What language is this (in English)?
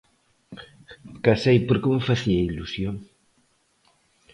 Galician